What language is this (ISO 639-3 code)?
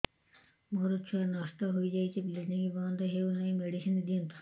ori